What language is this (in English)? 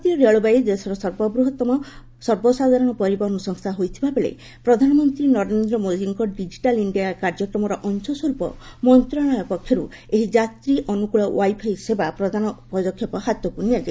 Odia